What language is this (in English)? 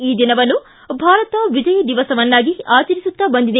Kannada